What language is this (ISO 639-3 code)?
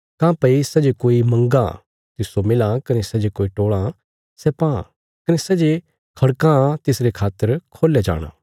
kfs